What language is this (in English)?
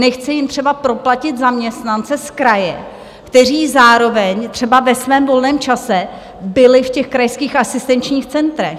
Czech